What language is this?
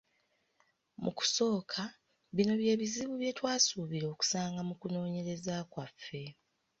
Ganda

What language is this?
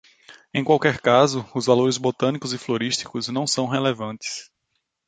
Portuguese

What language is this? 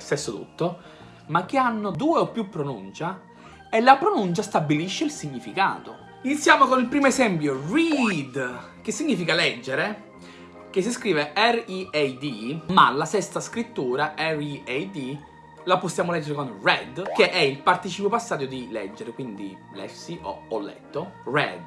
Italian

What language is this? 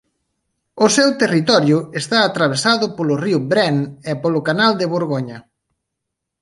Galician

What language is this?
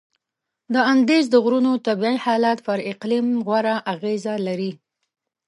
Pashto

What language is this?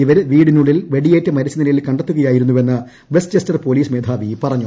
Malayalam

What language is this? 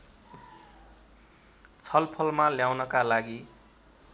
Nepali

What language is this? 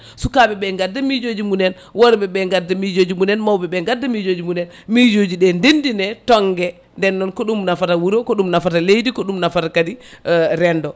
Fula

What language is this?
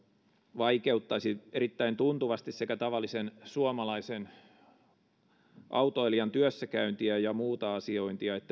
Finnish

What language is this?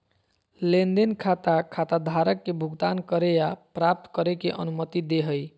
Magahi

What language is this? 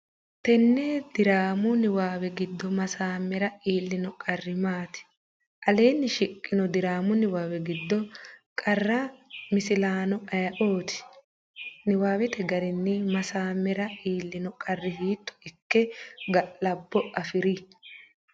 Sidamo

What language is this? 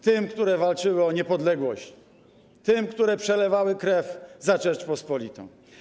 Polish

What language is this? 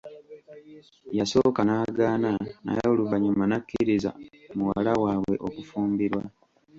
Ganda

